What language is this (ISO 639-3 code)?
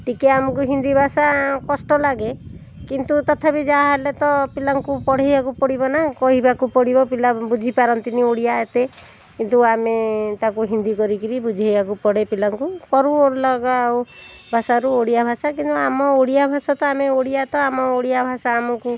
ori